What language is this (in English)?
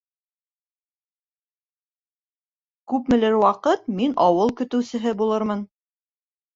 Bashkir